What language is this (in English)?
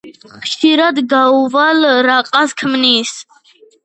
Georgian